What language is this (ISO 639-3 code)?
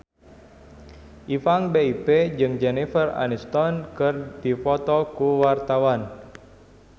sun